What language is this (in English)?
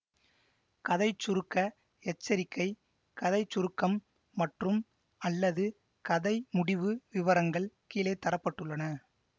Tamil